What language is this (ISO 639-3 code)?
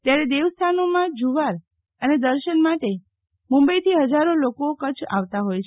guj